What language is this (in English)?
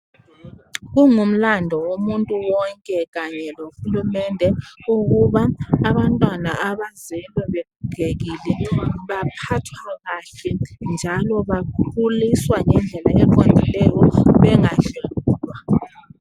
North Ndebele